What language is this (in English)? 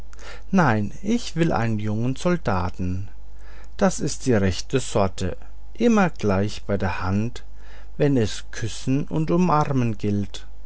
German